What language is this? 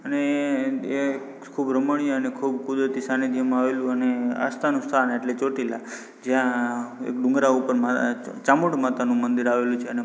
Gujarati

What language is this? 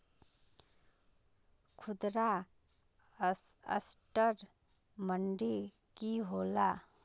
Magahi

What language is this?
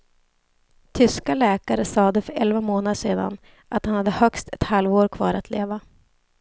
Swedish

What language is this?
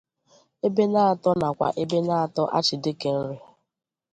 Igbo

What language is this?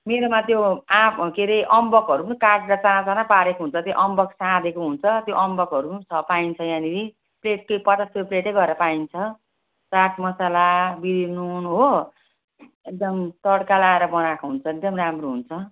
Nepali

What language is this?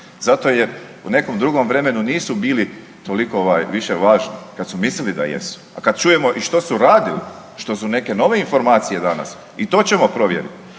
Croatian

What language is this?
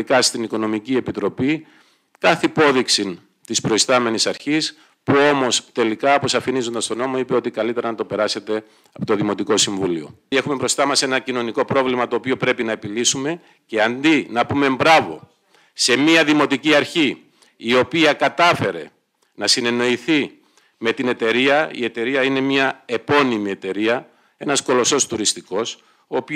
Greek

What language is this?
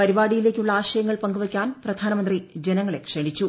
Malayalam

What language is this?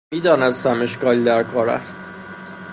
Persian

